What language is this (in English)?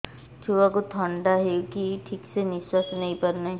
Odia